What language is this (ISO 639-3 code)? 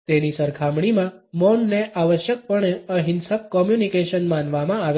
guj